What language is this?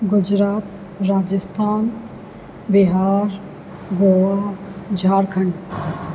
Sindhi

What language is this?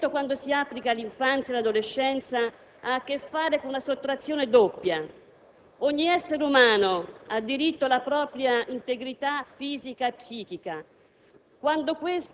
Italian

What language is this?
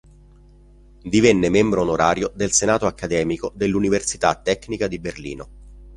Italian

